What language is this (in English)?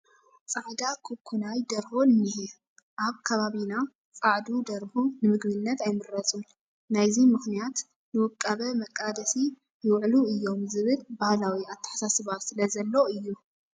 Tigrinya